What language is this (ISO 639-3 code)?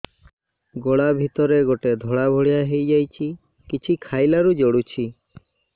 ori